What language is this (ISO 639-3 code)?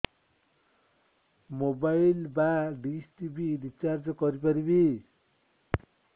ori